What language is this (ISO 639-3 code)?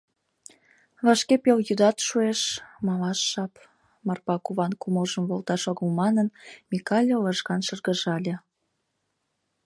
chm